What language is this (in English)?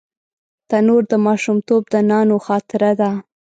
Pashto